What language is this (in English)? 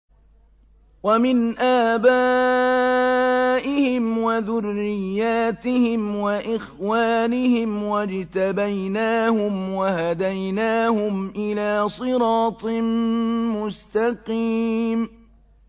Arabic